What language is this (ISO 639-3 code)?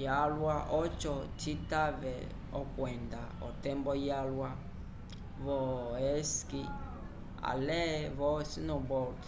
umb